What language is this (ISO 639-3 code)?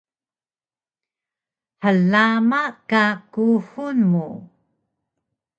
trv